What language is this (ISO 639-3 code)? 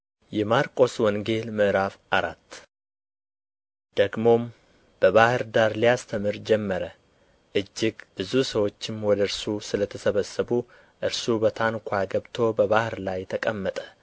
amh